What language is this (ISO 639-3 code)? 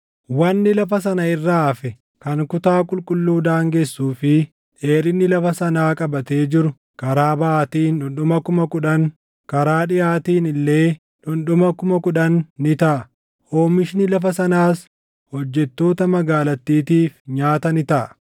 orm